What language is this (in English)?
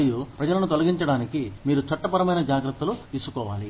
Telugu